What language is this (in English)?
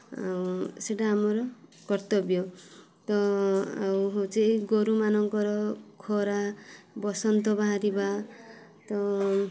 Odia